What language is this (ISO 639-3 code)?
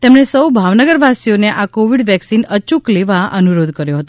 guj